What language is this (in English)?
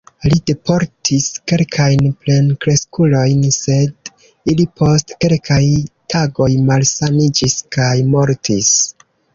Esperanto